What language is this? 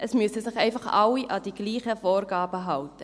Swiss German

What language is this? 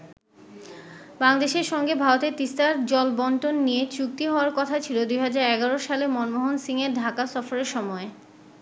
Bangla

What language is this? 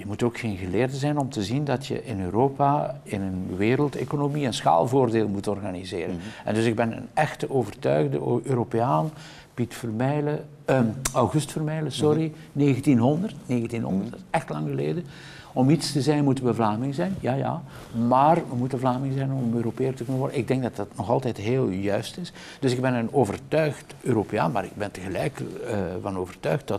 Dutch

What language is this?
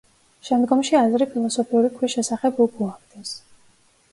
Georgian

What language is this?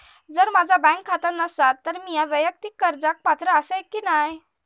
Marathi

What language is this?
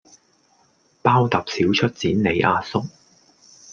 Cantonese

